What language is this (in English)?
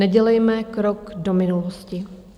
Czech